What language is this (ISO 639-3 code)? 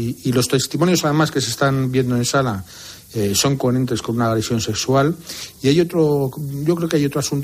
spa